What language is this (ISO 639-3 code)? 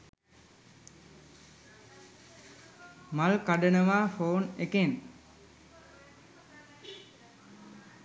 sin